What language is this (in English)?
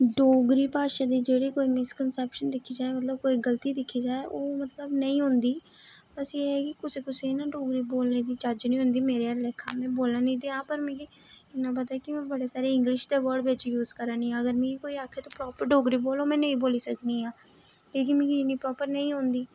Dogri